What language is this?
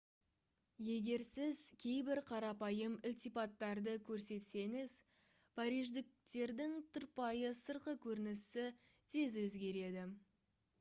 Kazakh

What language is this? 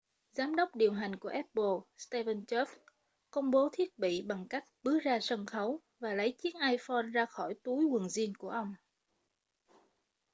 Vietnamese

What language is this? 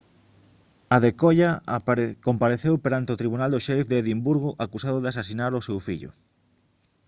Galician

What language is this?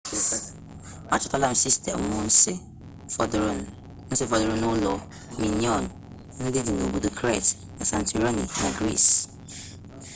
Igbo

